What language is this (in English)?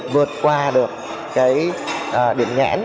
Vietnamese